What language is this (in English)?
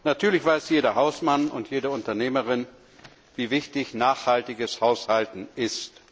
German